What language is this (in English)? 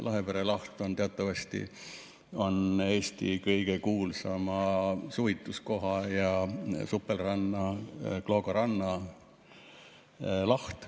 Estonian